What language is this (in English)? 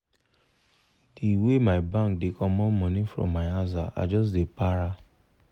Nigerian Pidgin